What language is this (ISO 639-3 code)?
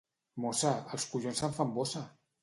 cat